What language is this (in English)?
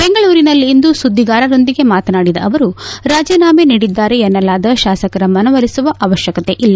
Kannada